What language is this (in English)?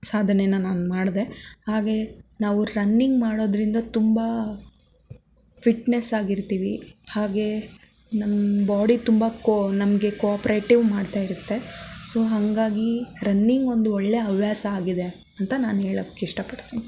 Kannada